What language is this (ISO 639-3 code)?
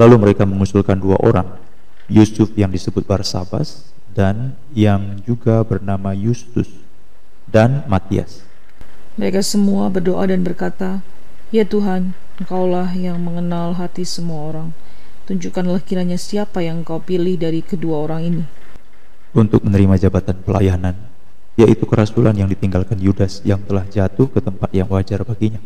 ind